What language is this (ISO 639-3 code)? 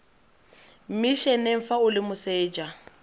tsn